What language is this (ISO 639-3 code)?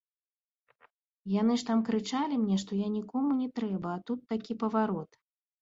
bel